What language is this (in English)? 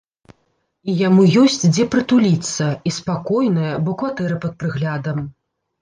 Belarusian